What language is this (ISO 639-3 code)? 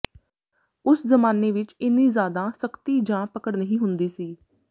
pan